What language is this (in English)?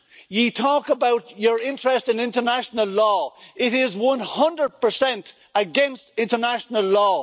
English